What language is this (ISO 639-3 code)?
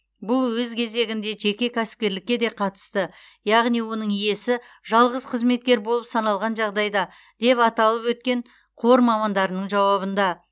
kaz